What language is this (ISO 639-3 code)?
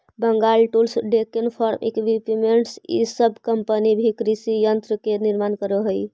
mag